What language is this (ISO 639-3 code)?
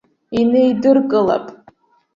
abk